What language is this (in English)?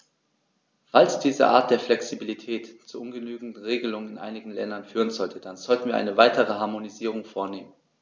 German